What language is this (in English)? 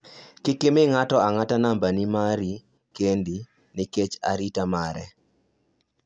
Luo (Kenya and Tanzania)